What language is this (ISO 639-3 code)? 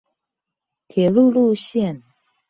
zho